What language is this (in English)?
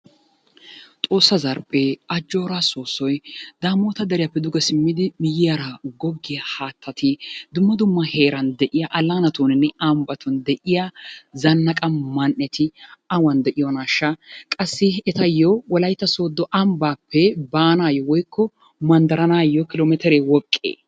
Wolaytta